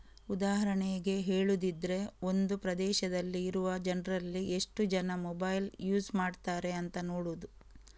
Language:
Kannada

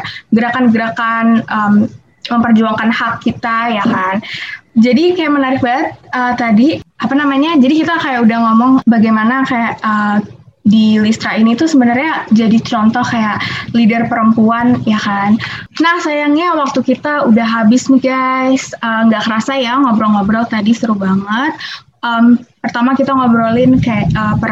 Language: Indonesian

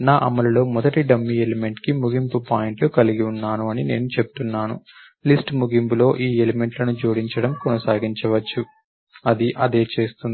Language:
Telugu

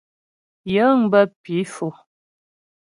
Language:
Ghomala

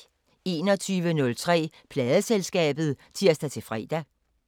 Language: Danish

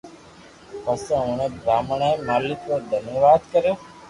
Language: Loarki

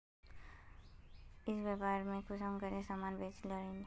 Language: Magahi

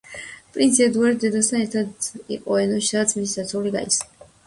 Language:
Georgian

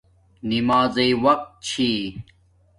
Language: Domaaki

